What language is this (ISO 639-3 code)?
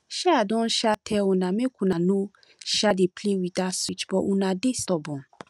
pcm